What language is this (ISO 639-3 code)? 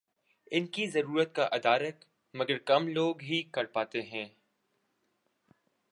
urd